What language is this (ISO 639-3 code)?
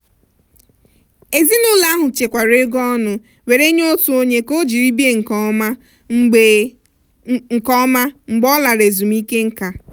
ibo